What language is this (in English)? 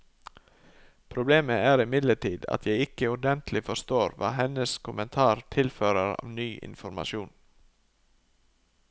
Norwegian